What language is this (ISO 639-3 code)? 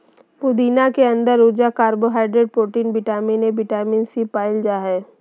mag